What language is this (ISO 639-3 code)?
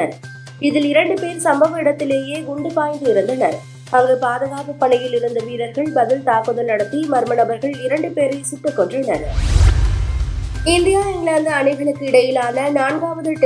tam